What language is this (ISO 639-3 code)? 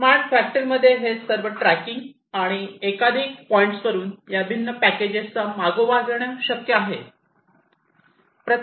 mar